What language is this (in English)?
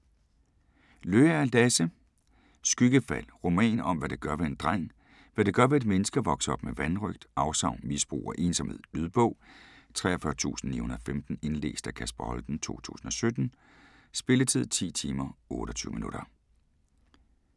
Danish